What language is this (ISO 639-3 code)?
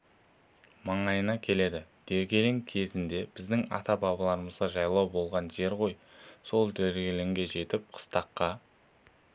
kaz